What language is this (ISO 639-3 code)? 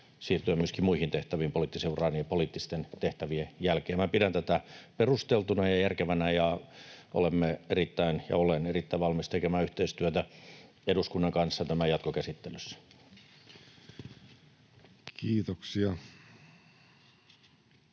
fin